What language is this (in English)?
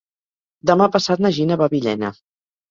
Catalan